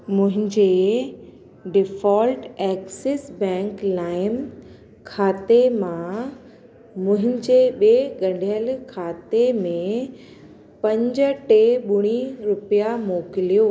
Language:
Sindhi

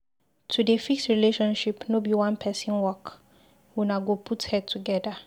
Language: Nigerian Pidgin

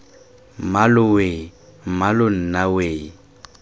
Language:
Tswana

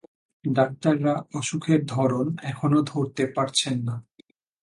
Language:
Bangla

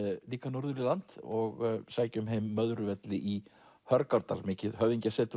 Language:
Icelandic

